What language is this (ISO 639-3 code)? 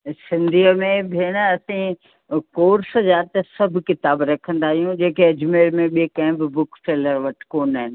snd